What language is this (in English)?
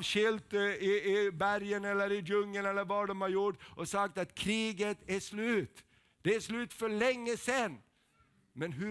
Swedish